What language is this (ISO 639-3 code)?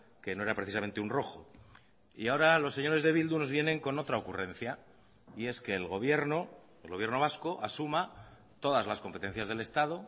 spa